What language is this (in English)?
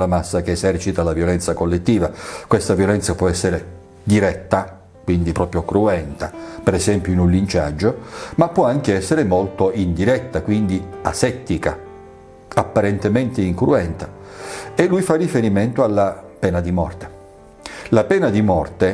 Italian